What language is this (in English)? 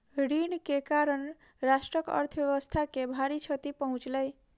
Maithili